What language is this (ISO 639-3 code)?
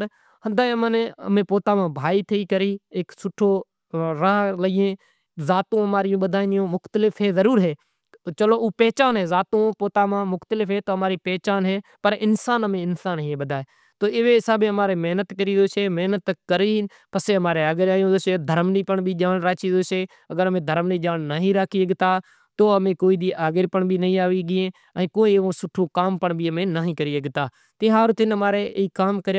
gjk